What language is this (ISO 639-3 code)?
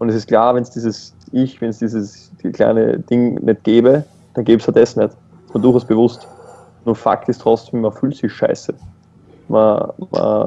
deu